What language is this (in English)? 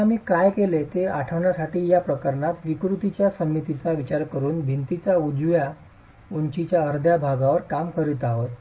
Marathi